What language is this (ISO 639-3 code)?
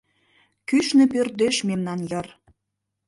chm